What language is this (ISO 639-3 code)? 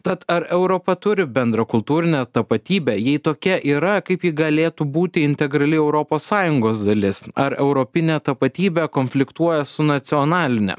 lit